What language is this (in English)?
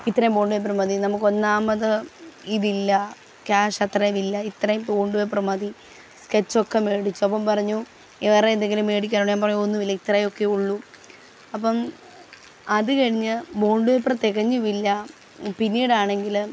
Malayalam